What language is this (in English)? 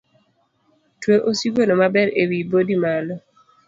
Luo (Kenya and Tanzania)